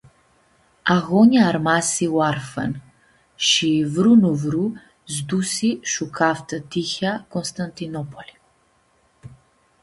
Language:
Aromanian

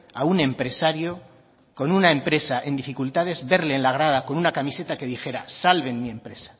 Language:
Spanish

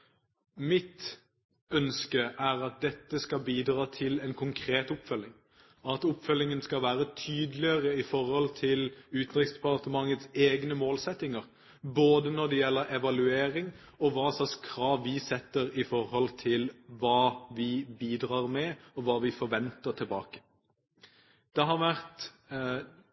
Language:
Norwegian Bokmål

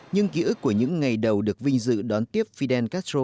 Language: Vietnamese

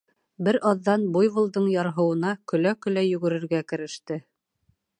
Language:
Bashkir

